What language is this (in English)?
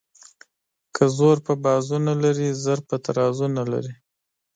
Pashto